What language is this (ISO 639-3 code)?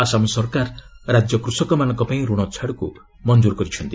ori